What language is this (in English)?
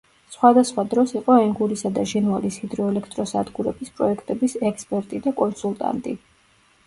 Georgian